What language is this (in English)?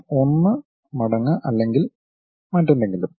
Malayalam